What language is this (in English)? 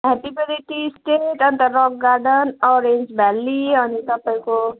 Nepali